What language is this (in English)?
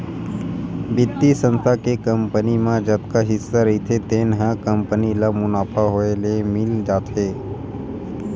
Chhattisgarhi